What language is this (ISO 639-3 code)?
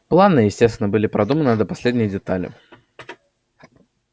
rus